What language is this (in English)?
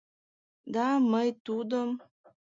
Mari